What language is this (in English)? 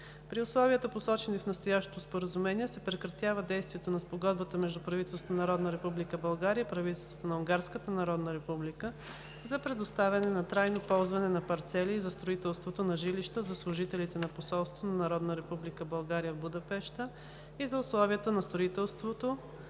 Bulgarian